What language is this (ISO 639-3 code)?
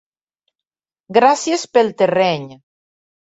cat